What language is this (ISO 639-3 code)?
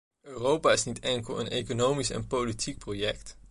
nld